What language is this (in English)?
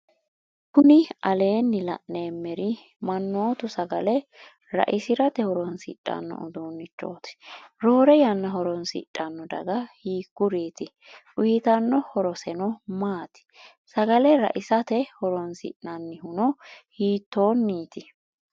Sidamo